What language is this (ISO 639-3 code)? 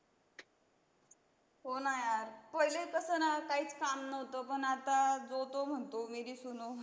mar